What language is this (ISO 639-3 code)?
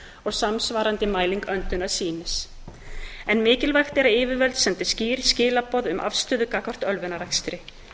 isl